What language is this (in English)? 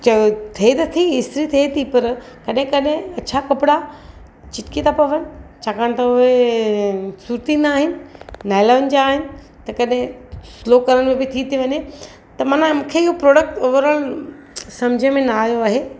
Sindhi